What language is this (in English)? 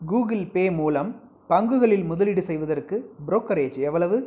Tamil